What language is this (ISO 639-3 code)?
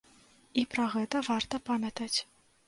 bel